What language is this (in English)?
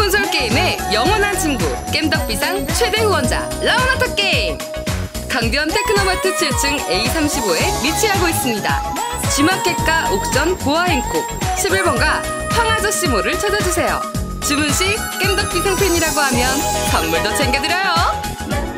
Korean